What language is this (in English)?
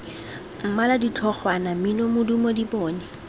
Tswana